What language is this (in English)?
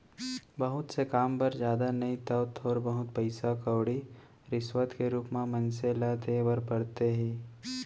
Chhattisgarhi